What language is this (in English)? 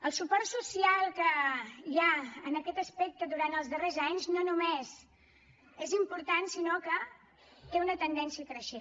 Catalan